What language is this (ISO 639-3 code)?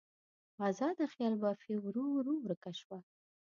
pus